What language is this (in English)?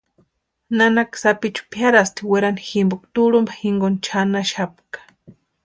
Western Highland Purepecha